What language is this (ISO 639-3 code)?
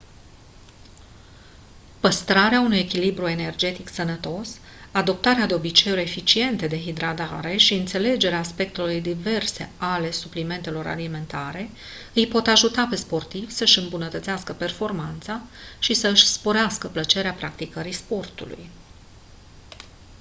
ron